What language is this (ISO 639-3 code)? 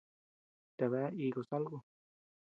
cux